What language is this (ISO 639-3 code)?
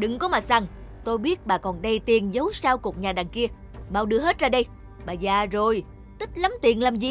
vie